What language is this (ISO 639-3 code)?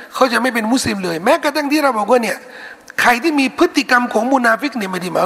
tha